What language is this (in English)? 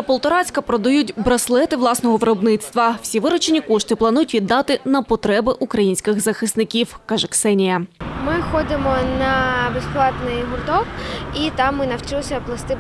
Ukrainian